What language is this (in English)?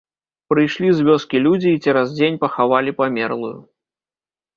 Belarusian